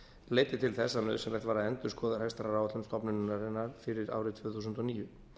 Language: Icelandic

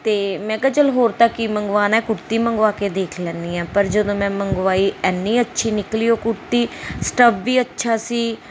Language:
Punjabi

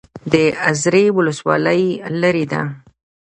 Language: Pashto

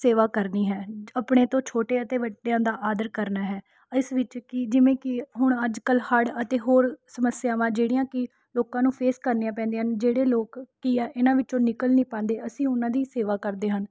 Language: Punjabi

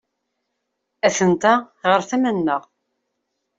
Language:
Kabyle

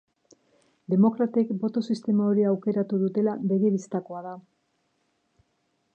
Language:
Basque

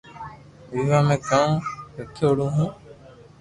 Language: Loarki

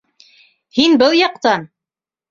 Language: Bashkir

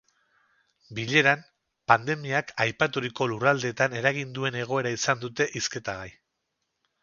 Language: Basque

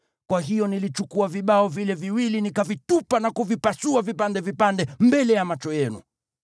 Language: Swahili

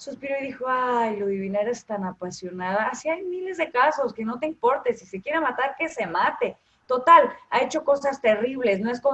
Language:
Spanish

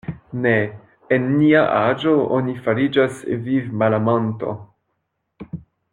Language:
Esperanto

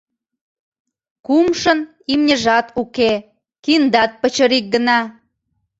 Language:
Mari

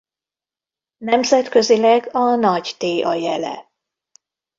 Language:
Hungarian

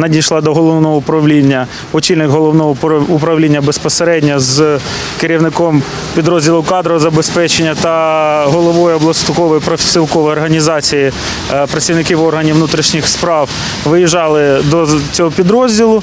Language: Ukrainian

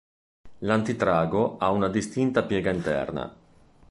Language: Italian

